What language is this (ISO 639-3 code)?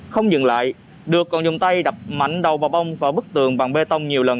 vie